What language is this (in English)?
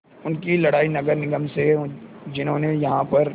Hindi